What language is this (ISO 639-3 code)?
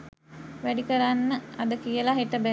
sin